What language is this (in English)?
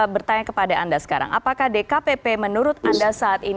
Indonesian